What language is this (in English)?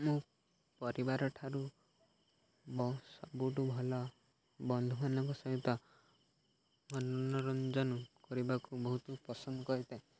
Odia